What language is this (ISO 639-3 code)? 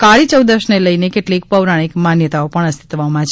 guj